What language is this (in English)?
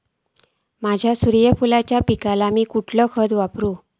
Marathi